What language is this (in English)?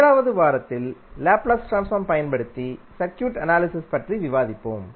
Tamil